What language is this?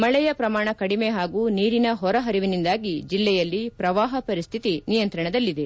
Kannada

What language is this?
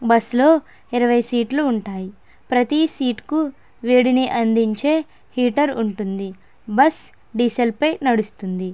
Telugu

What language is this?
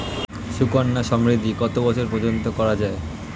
Bangla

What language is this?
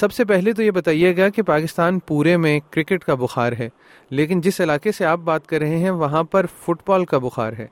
Urdu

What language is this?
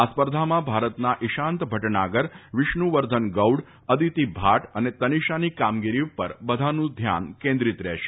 Gujarati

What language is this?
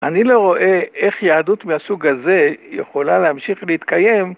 Hebrew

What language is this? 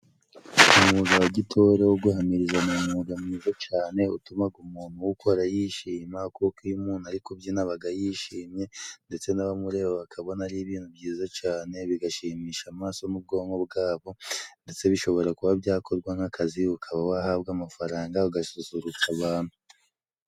Kinyarwanda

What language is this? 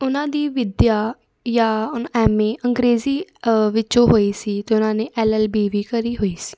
Punjabi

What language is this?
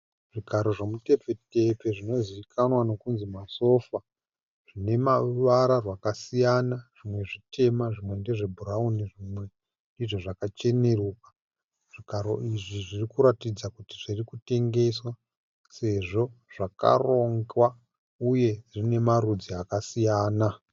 Shona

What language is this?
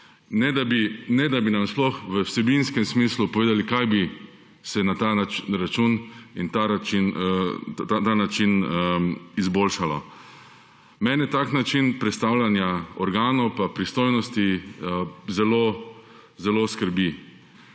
Slovenian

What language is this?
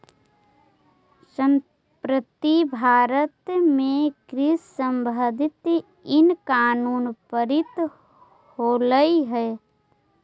Magahi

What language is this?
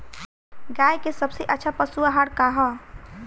Bhojpuri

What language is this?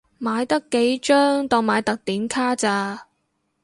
Cantonese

